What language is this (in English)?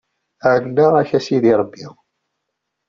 Kabyle